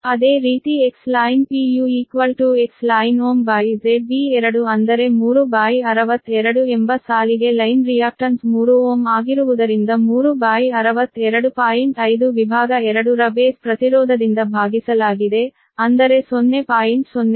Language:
Kannada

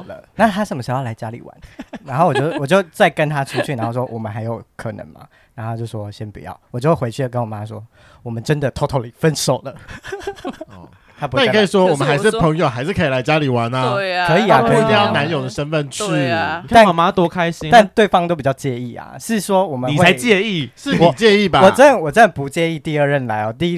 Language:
Chinese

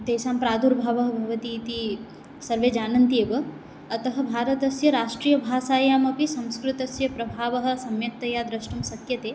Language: Sanskrit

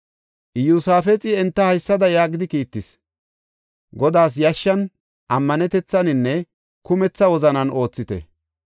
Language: Gofa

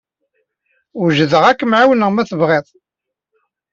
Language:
Kabyle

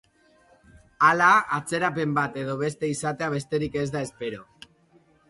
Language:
Basque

